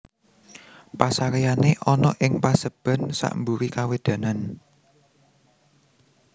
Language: Javanese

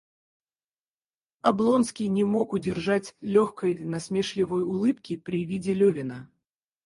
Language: Russian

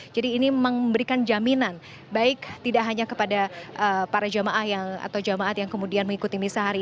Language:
Indonesian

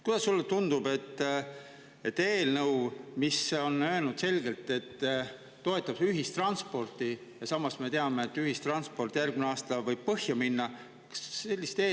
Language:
Estonian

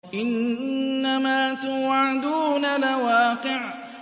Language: Arabic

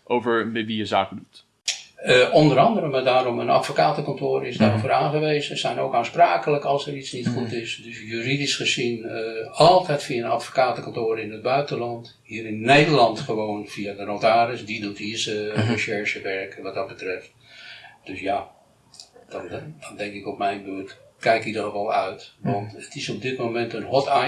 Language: Dutch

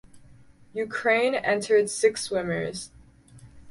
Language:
English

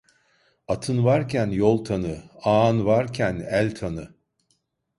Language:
Turkish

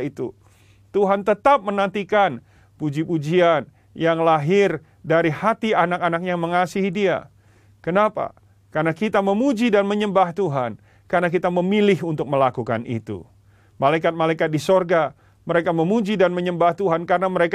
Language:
Indonesian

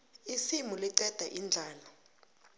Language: South Ndebele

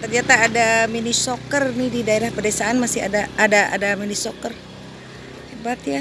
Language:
Indonesian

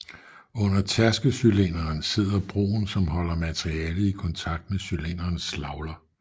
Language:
Danish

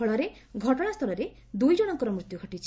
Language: Odia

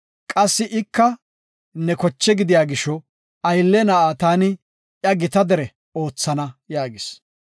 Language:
Gofa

